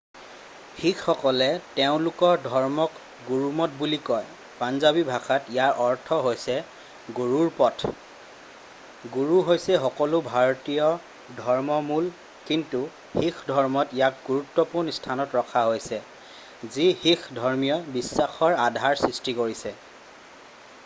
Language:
Assamese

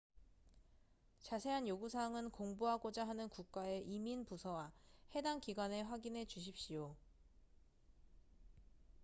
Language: Korean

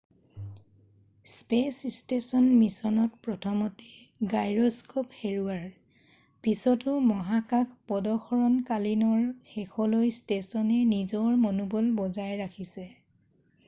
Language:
Assamese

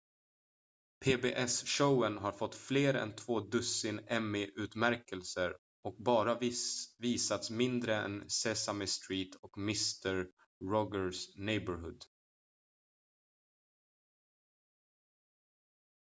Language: Swedish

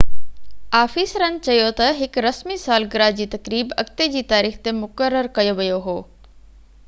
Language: Sindhi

